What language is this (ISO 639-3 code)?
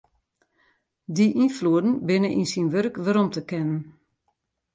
fry